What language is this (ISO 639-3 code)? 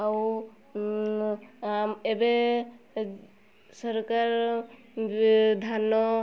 ori